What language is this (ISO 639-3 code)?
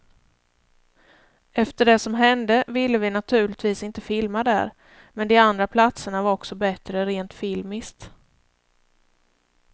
swe